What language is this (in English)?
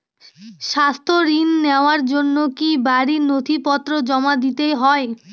Bangla